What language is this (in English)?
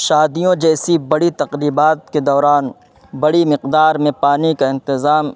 Urdu